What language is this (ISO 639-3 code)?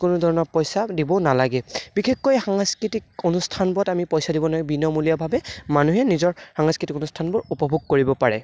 asm